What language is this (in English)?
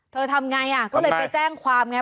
Thai